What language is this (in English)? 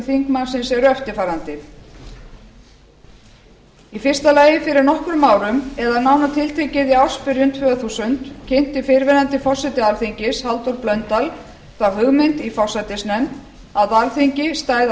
Icelandic